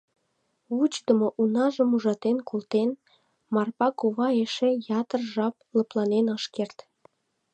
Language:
Mari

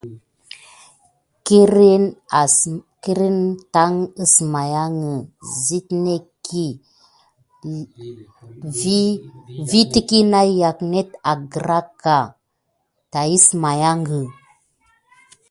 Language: Gidar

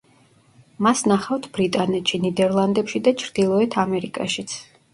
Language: Georgian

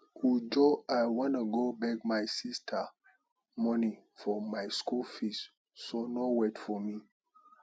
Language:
Nigerian Pidgin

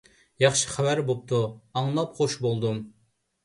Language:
Uyghur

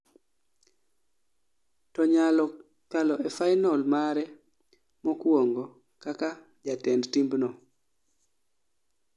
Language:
Luo (Kenya and Tanzania)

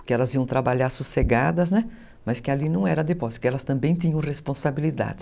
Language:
Portuguese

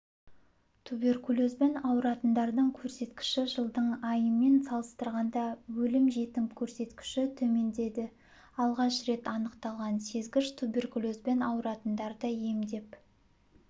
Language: Kazakh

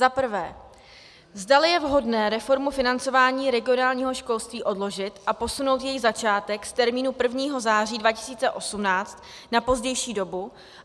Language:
Czech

